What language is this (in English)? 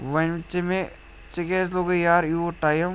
Kashmiri